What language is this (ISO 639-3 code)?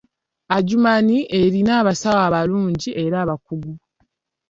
lug